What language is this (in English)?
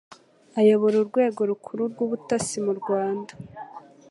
Kinyarwanda